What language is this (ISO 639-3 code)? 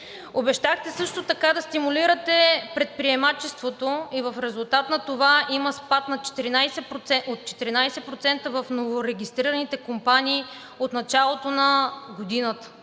bul